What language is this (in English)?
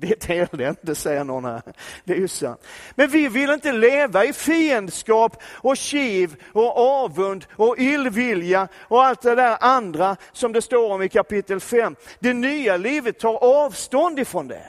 Swedish